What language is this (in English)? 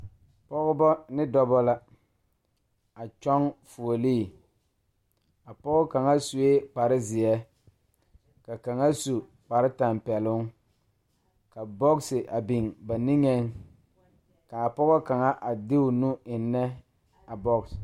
Southern Dagaare